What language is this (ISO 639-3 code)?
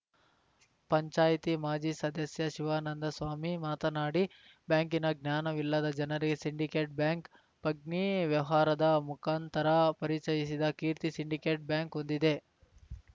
kan